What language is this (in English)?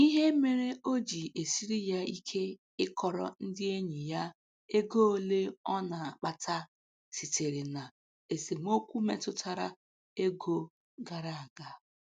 Igbo